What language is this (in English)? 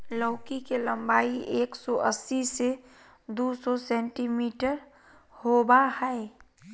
Magahi